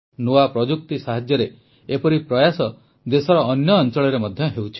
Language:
Odia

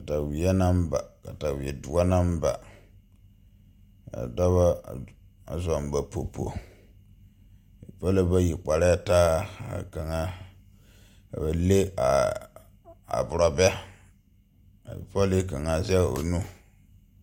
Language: Southern Dagaare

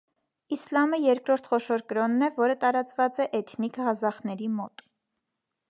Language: Armenian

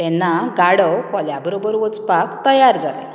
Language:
Konkani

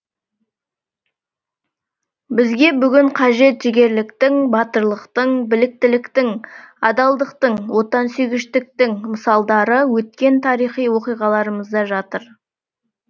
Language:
Kazakh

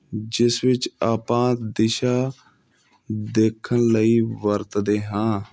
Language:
Punjabi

